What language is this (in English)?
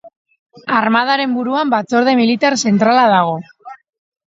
Basque